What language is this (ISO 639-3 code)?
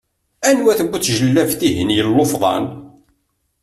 kab